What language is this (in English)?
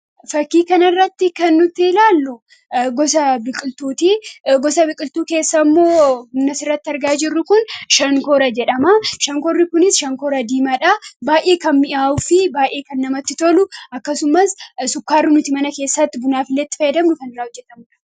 Oromo